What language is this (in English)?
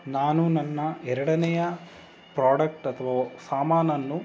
Kannada